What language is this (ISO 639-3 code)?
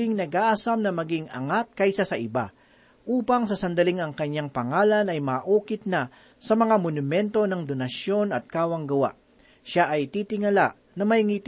fil